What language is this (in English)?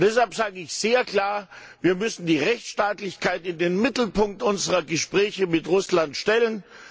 German